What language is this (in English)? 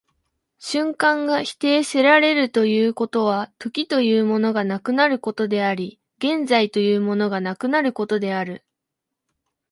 Japanese